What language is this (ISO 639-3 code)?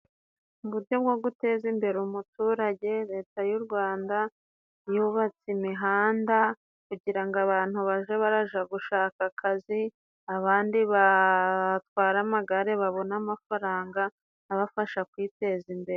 kin